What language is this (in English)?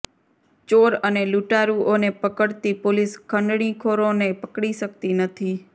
Gujarati